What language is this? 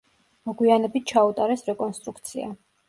Georgian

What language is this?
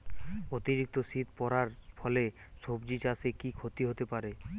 Bangla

